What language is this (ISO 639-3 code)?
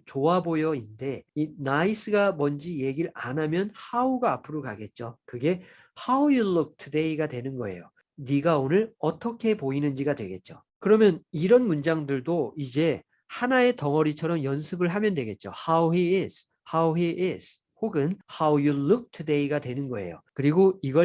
kor